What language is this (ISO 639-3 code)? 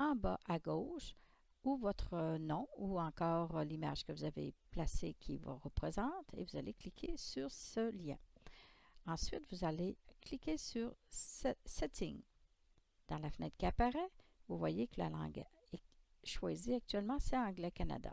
fra